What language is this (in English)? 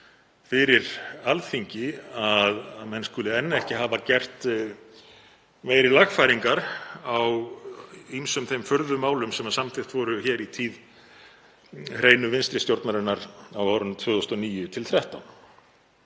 Icelandic